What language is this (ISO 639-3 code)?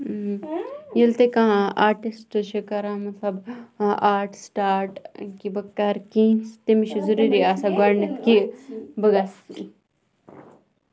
kas